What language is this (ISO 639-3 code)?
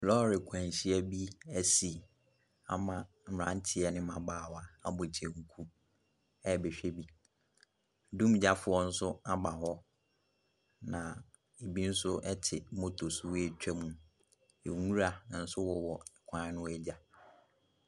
aka